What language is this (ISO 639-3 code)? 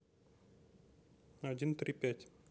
rus